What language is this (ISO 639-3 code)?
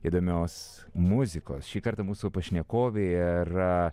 lit